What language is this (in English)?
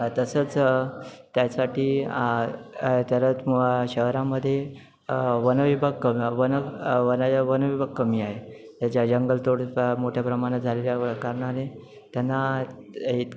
Marathi